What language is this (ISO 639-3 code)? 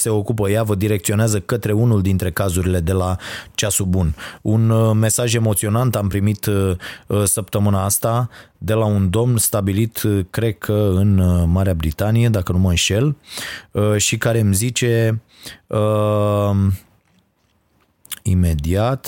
ron